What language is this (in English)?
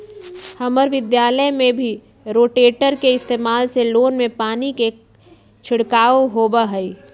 Magahi